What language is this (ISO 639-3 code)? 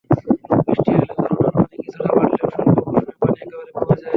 ben